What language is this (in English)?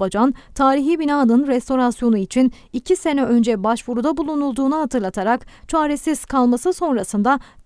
Turkish